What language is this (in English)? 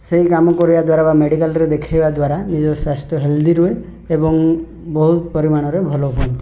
Odia